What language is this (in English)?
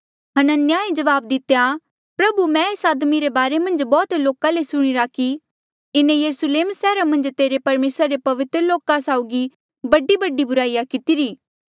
Mandeali